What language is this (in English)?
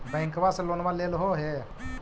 Magahi